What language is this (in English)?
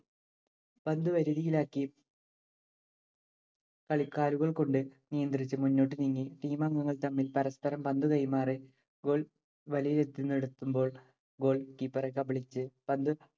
Malayalam